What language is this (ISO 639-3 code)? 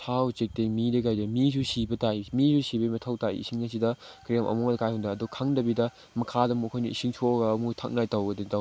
mni